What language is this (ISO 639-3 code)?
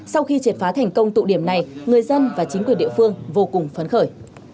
vie